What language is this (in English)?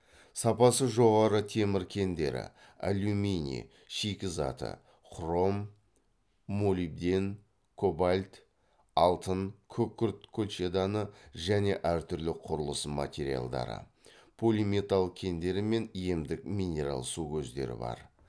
Kazakh